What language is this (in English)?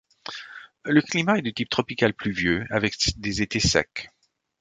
French